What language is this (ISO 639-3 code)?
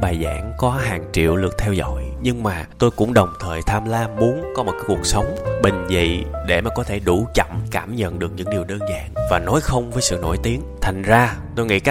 vie